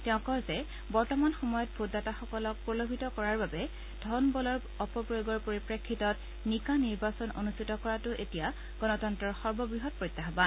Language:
Assamese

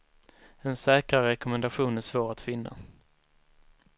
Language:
Swedish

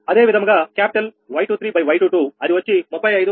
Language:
Telugu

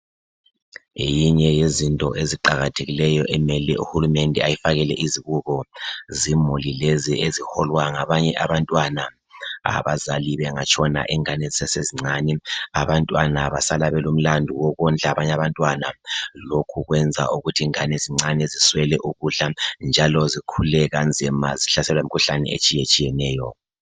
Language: North Ndebele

